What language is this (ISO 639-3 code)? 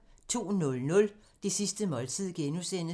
dan